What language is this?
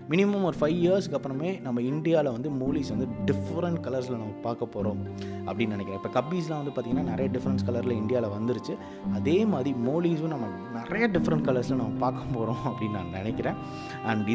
Tamil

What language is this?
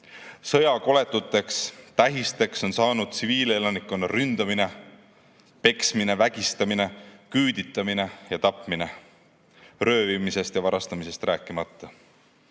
Estonian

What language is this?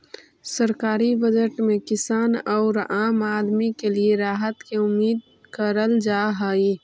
Magahi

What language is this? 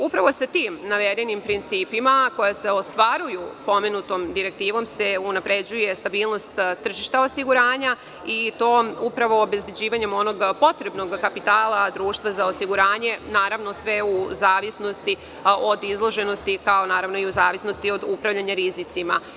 Serbian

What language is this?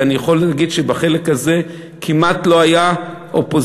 Hebrew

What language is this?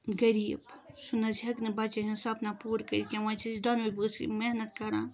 Kashmiri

